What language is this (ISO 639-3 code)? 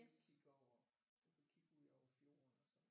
dan